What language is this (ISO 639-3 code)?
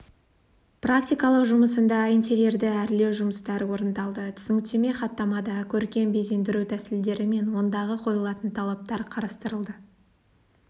kaz